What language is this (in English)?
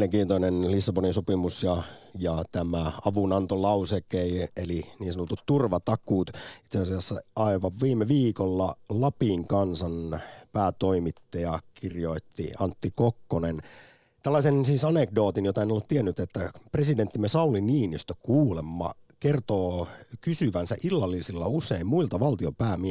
Finnish